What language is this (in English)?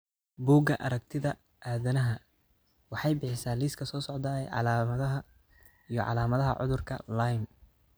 Somali